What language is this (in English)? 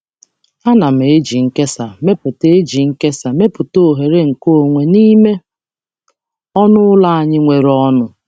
Igbo